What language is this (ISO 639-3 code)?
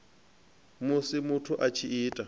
ven